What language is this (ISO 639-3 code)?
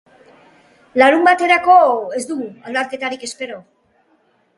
eus